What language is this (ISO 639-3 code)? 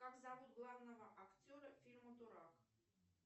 rus